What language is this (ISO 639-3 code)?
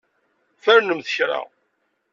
kab